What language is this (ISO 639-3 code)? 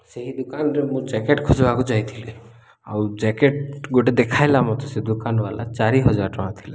ori